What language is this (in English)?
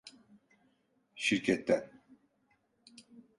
Turkish